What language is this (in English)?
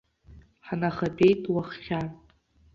Abkhazian